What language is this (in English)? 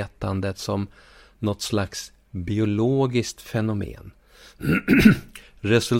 Swedish